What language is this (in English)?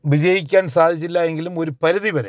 Malayalam